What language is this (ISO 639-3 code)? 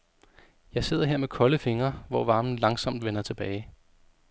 dan